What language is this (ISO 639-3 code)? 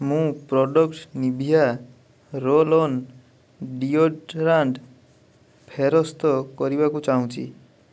ori